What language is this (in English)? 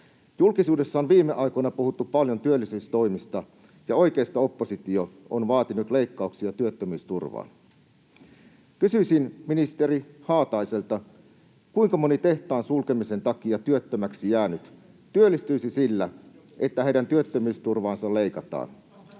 Finnish